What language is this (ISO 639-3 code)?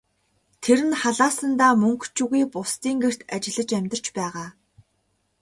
mon